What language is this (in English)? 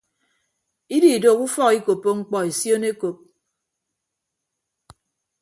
Ibibio